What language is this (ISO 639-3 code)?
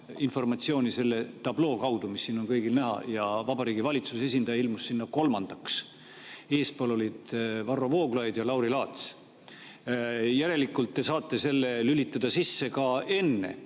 est